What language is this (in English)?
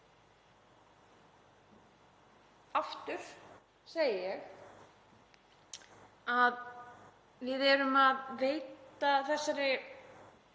Icelandic